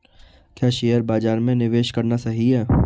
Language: Hindi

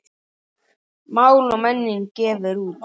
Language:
Icelandic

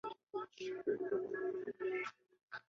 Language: Chinese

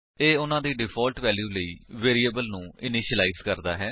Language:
Punjabi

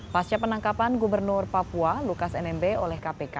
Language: Indonesian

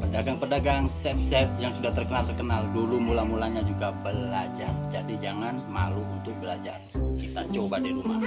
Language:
Indonesian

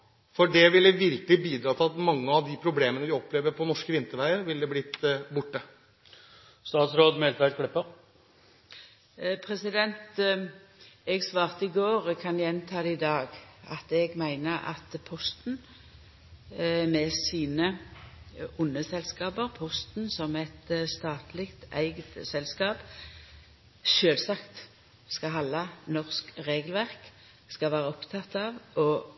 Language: Norwegian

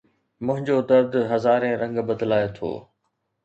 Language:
Sindhi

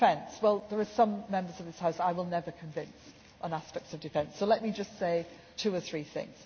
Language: English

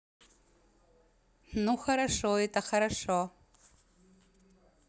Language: Russian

